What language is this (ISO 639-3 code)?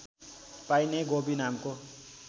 nep